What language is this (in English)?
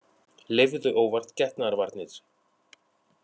Icelandic